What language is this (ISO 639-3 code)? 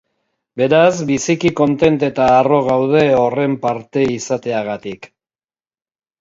eus